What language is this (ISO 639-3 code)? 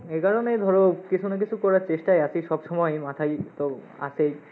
ben